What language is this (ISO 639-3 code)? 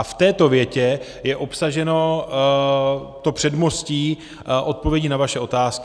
ces